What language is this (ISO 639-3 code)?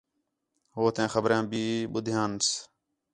xhe